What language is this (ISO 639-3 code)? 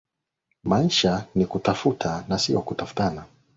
swa